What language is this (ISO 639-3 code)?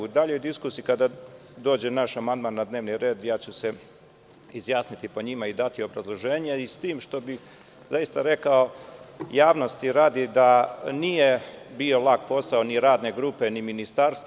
srp